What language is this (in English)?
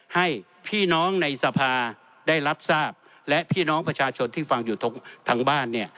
Thai